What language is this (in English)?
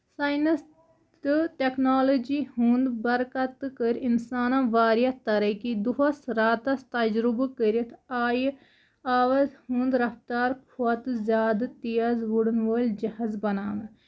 Kashmiri